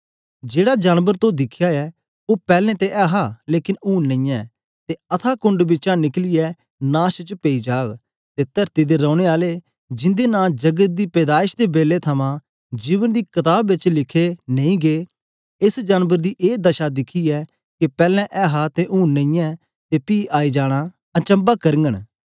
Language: Dogri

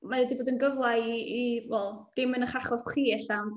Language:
Welsh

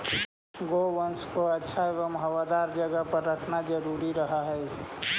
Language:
Magahi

